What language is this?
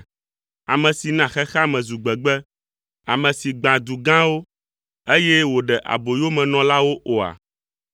Ewe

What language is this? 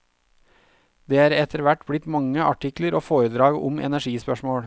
Norwegian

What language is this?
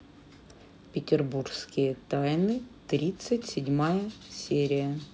Russian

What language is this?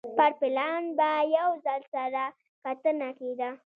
Pashto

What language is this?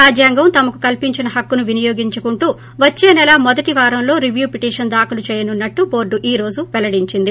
Telugu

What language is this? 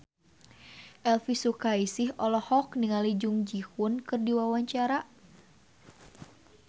Sundanese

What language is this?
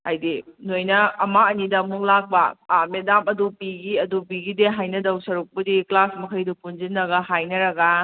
Manipuri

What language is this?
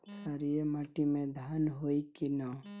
Bhojpuri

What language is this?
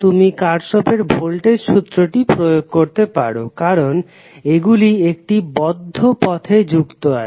Bangla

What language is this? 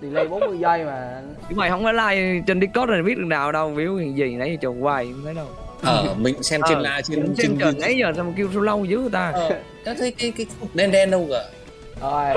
Vietnamese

